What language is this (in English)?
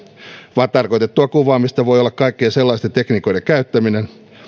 Finnish